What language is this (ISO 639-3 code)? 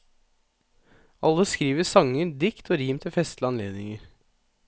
nor